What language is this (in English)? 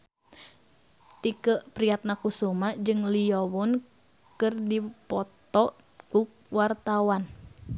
Sundanese